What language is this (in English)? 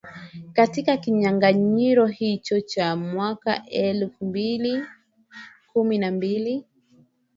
Swahili